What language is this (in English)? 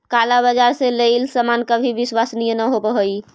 Magahi